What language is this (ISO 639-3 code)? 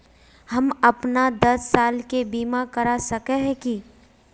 mag